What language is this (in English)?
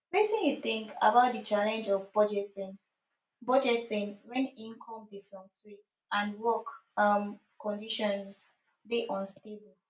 Nigerian Pidgin